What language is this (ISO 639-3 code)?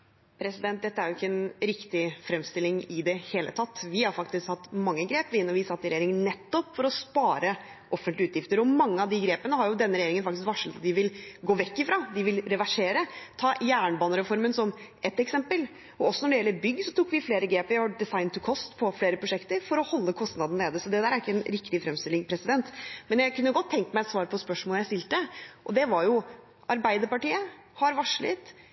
nor